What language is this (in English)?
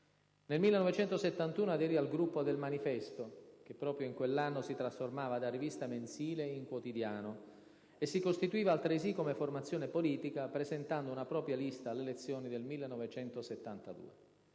Italian